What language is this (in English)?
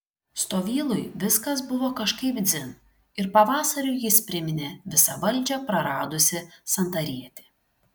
Lithuanian